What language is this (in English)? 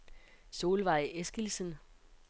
Danish